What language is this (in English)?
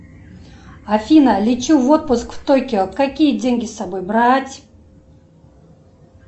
Russian